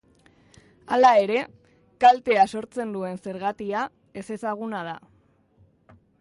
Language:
Basque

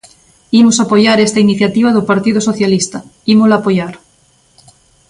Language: Galician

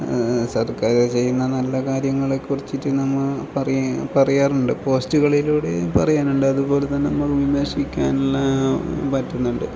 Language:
Malayalam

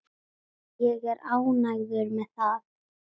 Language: Icelandic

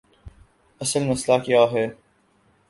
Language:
Urdu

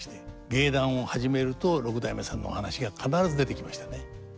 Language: Japanese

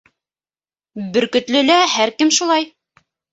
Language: Bashkir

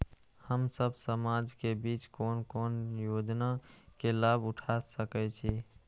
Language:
Maithili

